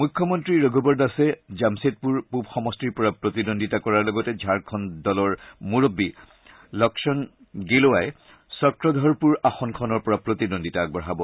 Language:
Assamese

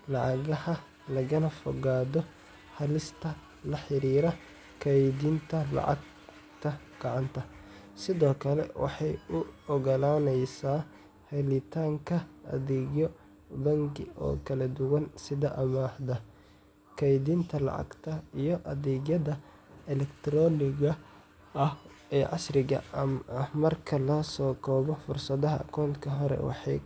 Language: Somali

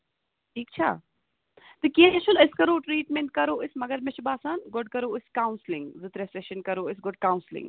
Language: Kashmiri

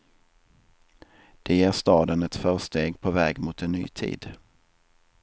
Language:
Swedish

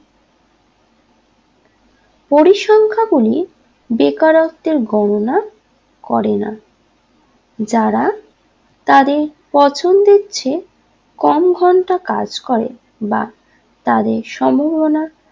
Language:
Bangla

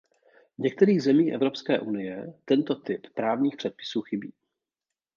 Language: Czech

